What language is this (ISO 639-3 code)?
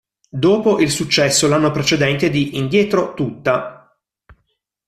ita